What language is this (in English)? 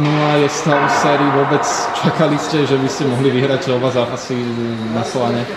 Czech